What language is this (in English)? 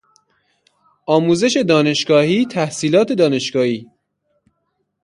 Persian